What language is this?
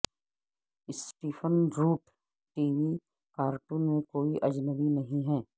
Urdu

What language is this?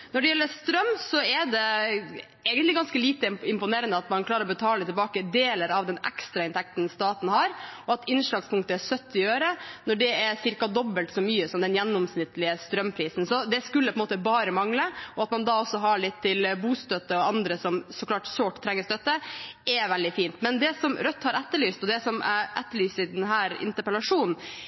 Norwegian Bokmål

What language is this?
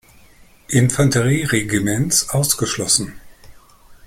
German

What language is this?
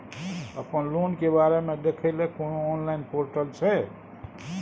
Maithili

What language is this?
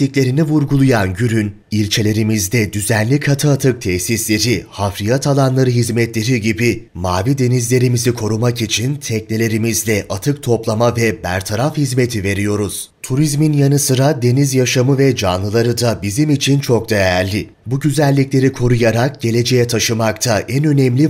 Turkish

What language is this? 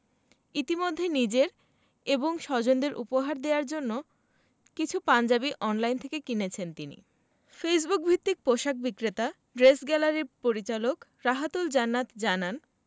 Bangla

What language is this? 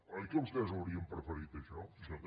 Catalan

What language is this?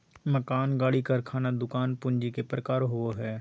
Magahi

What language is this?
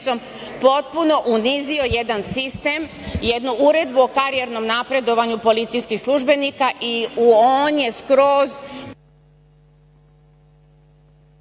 Serbian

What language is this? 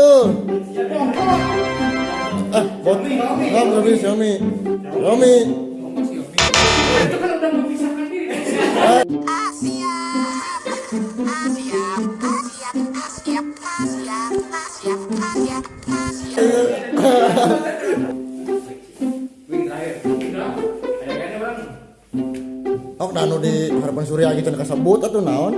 Indonesian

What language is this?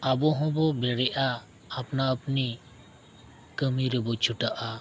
Santali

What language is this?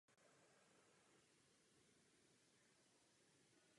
Czech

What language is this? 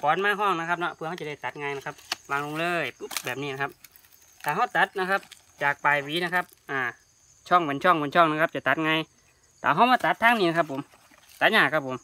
Thai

